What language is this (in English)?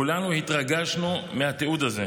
Hebrew